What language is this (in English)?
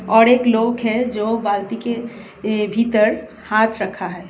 Hindi